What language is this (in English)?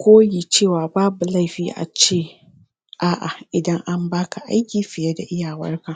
Hausa